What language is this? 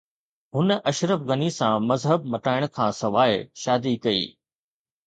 Sindhi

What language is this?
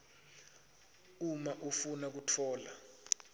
Swati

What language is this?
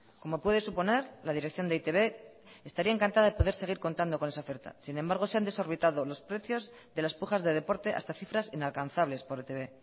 Spanish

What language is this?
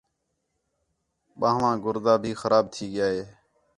Khetrani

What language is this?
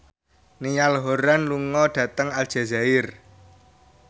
Javanese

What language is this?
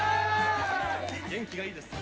Japanese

